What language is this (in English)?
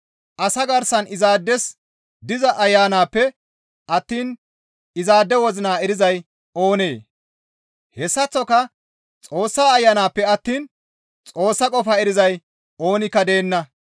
Gamo